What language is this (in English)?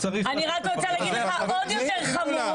Hebrew